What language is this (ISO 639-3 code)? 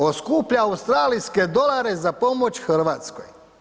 hrv